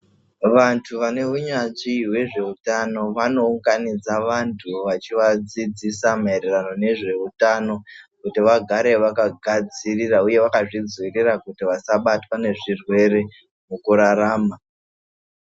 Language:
Ndau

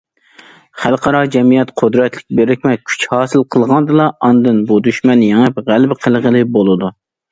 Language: Uyghur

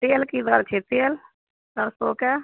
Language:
Maithili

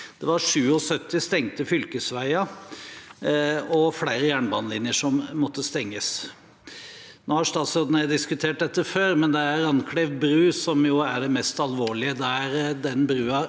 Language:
Norwegian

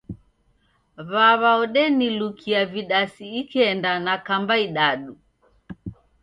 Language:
Taita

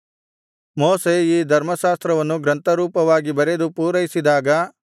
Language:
Kannada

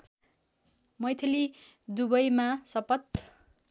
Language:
Nepali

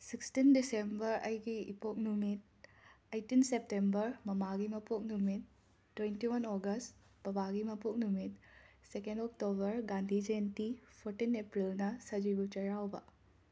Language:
Manipuri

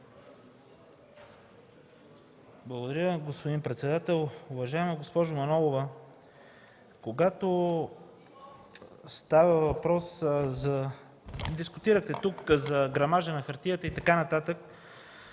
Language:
Bulgarian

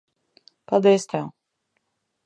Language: Latvian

